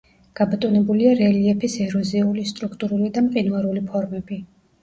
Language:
Georgian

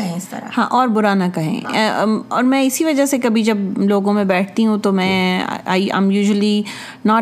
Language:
Urdu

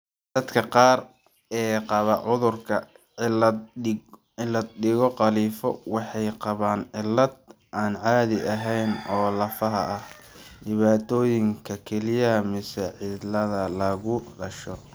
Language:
Somali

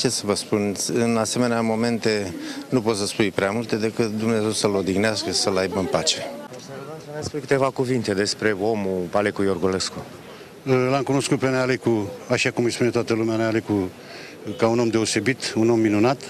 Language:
Romanian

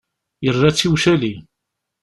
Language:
Kabyle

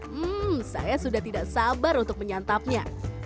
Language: Indonesian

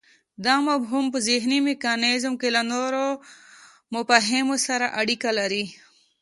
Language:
Pashto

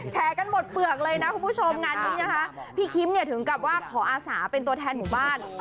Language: Thai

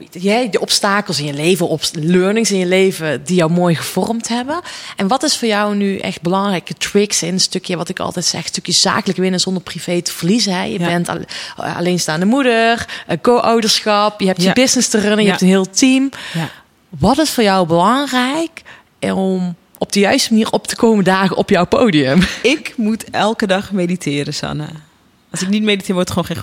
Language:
Dutch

